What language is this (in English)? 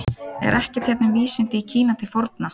Icelandic